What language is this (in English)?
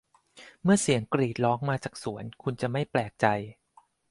Thai